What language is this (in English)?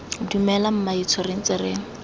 Tswana